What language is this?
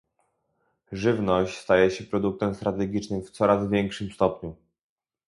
Polish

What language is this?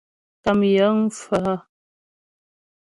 Ghomala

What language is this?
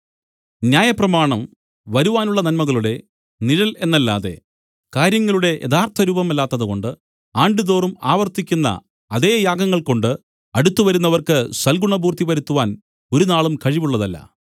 Malayalam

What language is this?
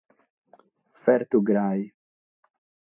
Sardinian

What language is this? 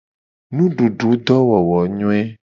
Gen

